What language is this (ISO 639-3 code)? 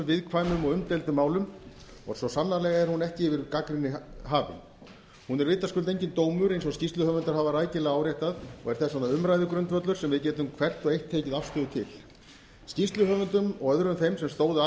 isl